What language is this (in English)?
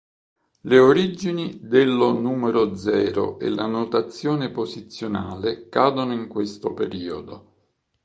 Italian